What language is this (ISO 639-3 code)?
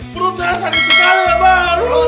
ind